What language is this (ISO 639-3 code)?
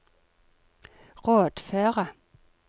nor